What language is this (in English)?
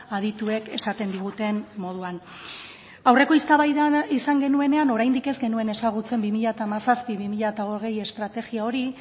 Basque